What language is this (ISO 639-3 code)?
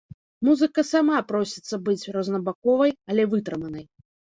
bel